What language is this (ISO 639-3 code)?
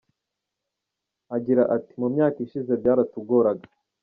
kin